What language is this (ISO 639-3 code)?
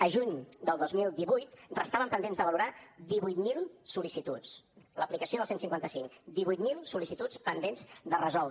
cat